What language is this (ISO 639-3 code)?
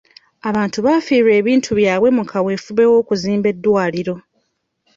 lug